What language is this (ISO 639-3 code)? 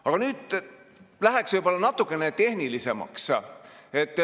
est